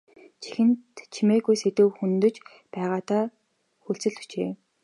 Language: Mongolian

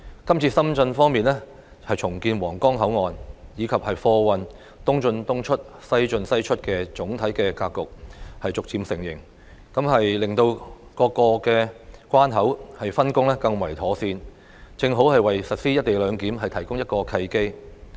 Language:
Cantonese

